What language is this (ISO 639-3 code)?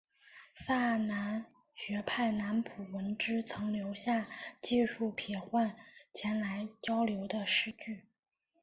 zho